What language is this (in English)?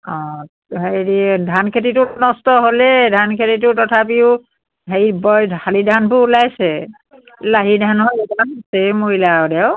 Assamese